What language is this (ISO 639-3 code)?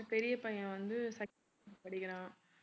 tam